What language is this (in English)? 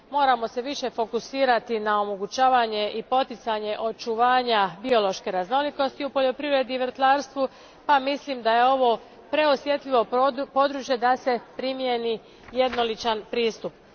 Croatian